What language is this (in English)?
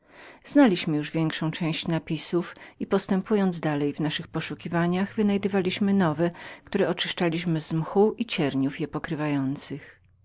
Polish